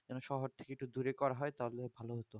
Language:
Bangla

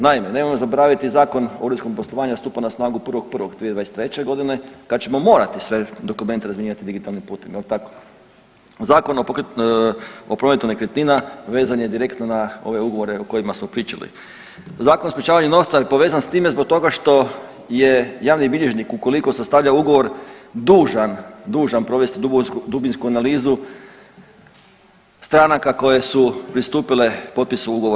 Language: Croatian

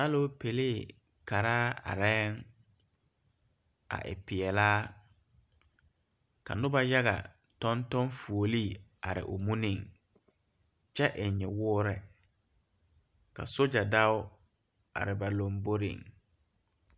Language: Southern Dagaare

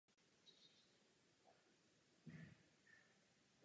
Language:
Czech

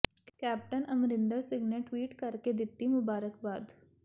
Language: Punjabi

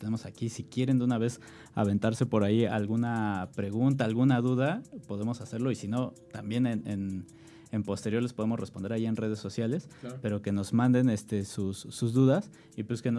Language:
Spanish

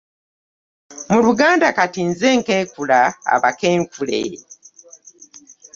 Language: Ganda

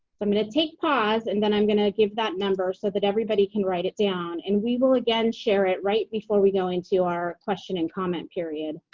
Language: English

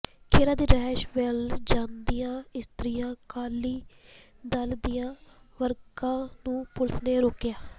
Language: Punjabi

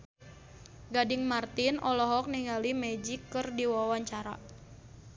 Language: Sundanese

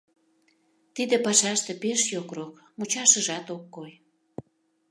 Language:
Mari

